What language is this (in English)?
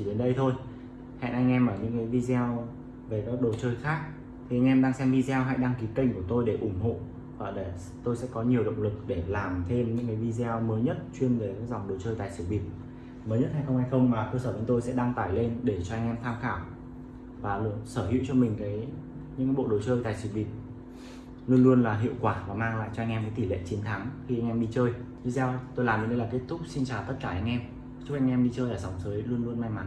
Vietnamese